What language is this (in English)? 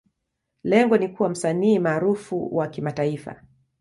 Swahili